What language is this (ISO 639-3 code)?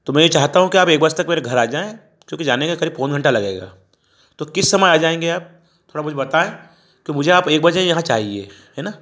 hin